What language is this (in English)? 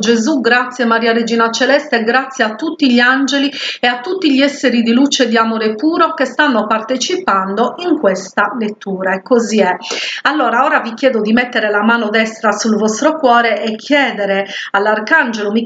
Italian